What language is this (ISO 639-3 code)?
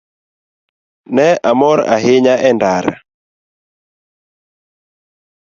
luo